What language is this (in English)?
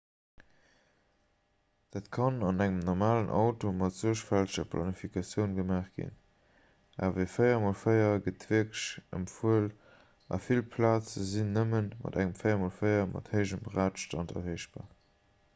Luxembourgish